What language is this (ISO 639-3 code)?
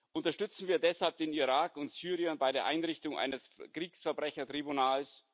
deu